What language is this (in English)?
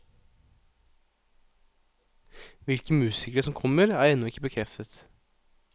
Norwegian